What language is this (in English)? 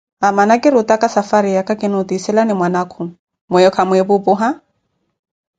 Koti